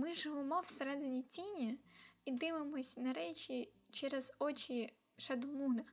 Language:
Ukrainian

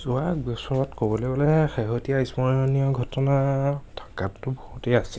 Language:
Assamese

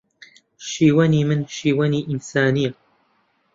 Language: Central Kurdish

